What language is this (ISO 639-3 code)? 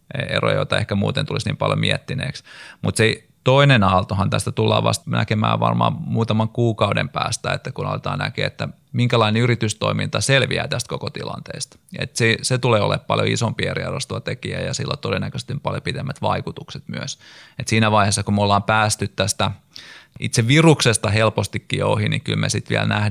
fin